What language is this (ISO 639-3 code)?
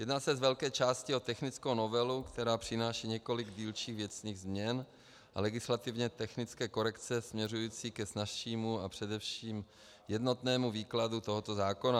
ces